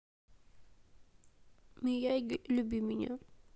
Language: Russian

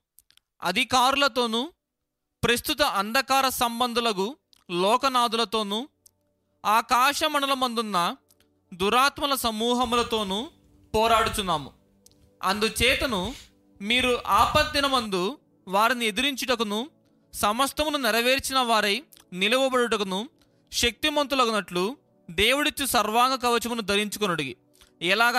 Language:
Telugu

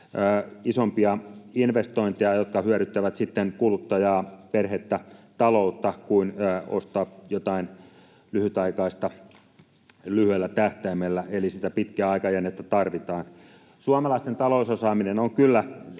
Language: Finnish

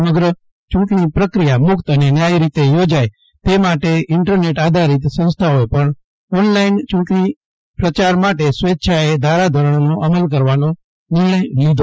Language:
Gujarati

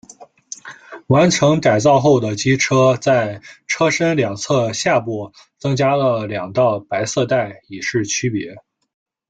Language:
Chinese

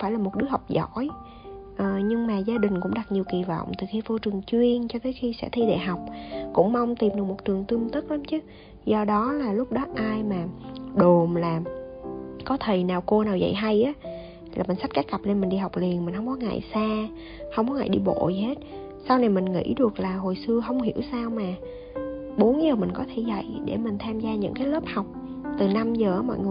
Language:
Vietnamese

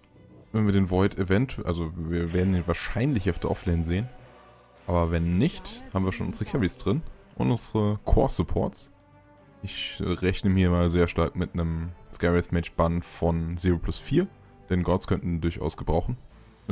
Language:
German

